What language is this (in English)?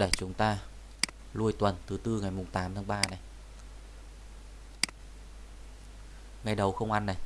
Vietnamese